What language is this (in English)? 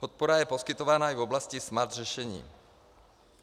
Czech